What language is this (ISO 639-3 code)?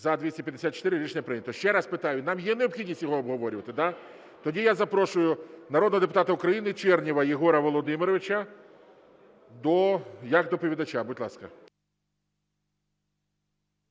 ukr